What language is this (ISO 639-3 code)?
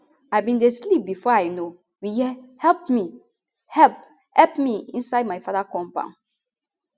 pcm